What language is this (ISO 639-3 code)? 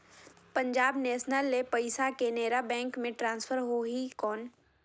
hne